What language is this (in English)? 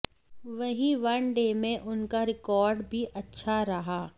Hindi